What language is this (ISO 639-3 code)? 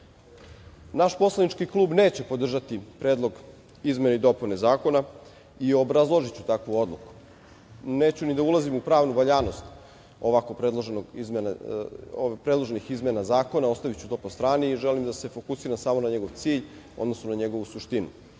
srp